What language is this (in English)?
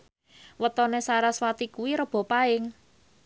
Javanese